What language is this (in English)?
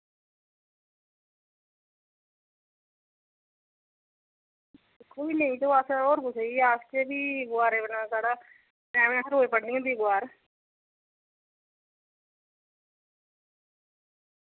Dogri